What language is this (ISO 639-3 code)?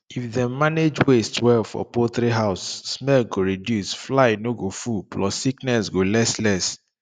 pcm